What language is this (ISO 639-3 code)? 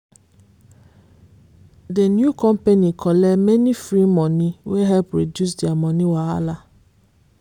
pcm